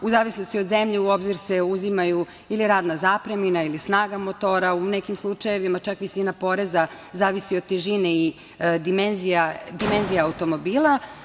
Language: Serbian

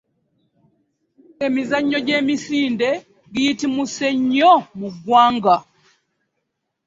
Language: Ganda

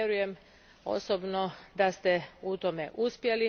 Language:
Croatian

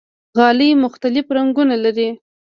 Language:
Pashto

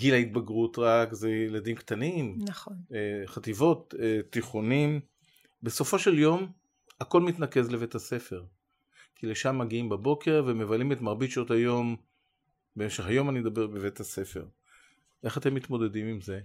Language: Hebrew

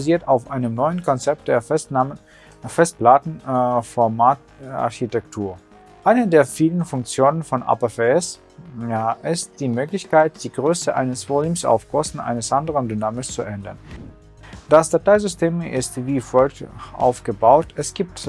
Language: German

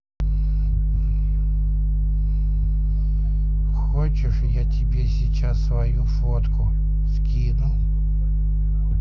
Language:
Russian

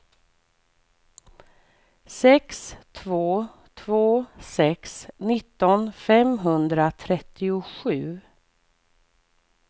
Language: Swedish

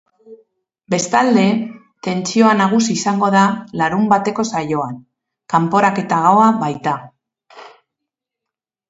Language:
Basque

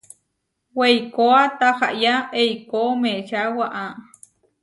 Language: Huarijio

